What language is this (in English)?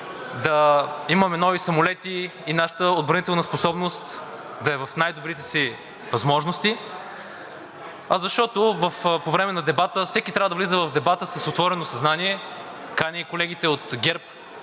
Bulgarian